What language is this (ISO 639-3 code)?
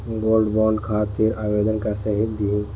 bho